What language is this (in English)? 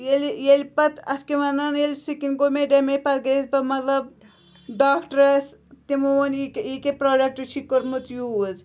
Kashmiri